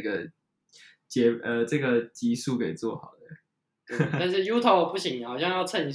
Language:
Chinese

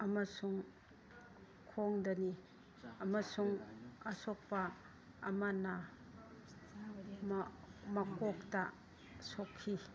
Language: Manipuri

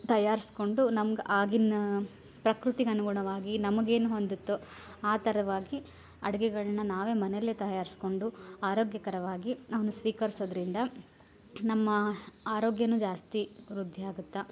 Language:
Kannada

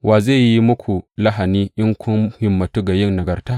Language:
Hausa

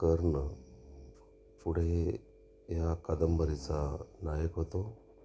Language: Marathi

